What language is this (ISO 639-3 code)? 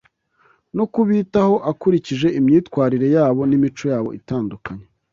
kin